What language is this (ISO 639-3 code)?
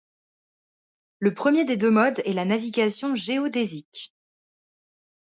fra